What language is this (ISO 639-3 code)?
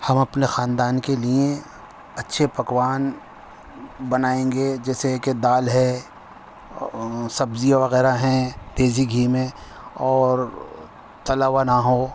urd